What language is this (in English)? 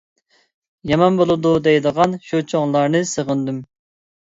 Uyghur